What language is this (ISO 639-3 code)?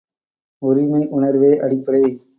tam